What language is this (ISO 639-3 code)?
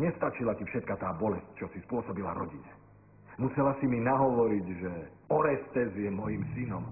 slk